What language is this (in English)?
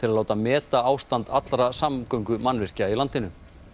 Icelandic